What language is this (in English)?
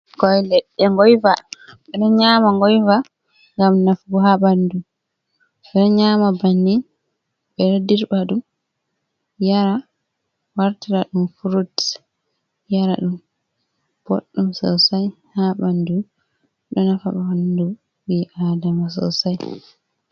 Fula